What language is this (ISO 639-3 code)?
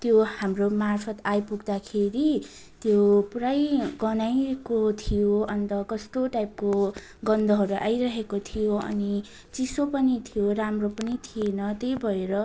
nep